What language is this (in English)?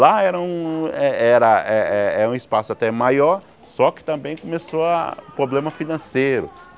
Portuguese